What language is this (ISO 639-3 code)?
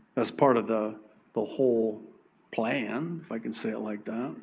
eng